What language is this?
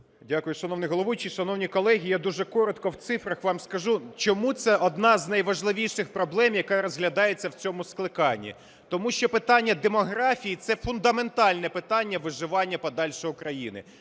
Ukrainian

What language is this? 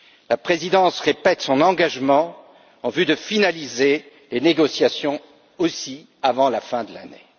French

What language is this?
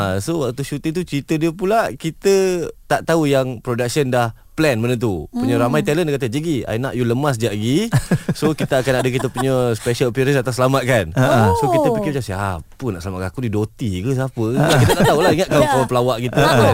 Malay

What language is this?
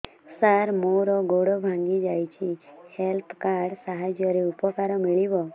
Odia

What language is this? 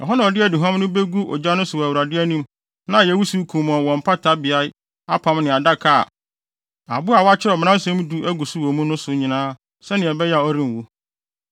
Akan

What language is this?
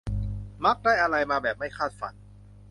Thai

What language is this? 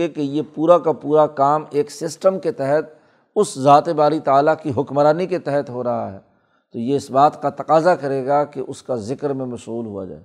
Urdu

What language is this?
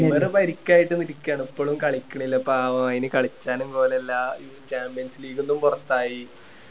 Malayalam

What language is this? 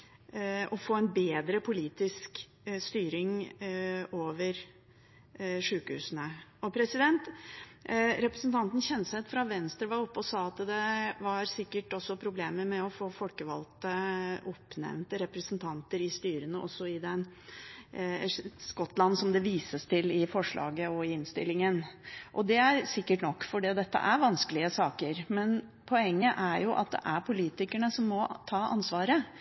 Norwegian Bokmål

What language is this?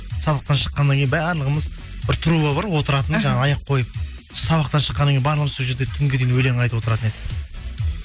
Kazakh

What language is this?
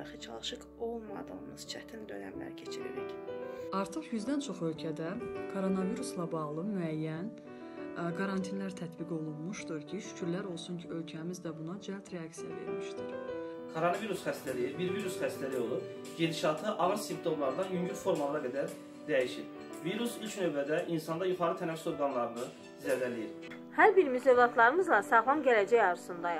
Turkish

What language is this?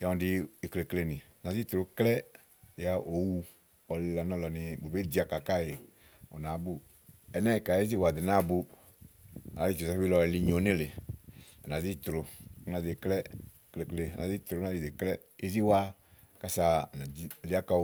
Igo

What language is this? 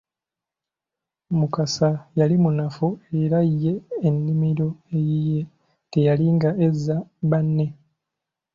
Ganda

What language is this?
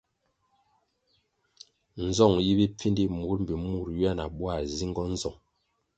Kwasio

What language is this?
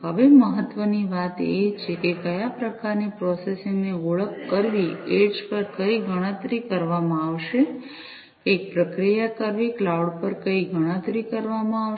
Gujarati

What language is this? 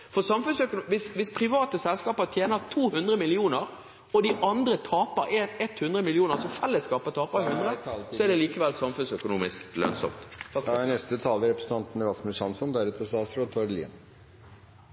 Norwegian Bokmål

